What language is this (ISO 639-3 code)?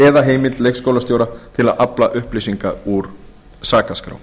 isl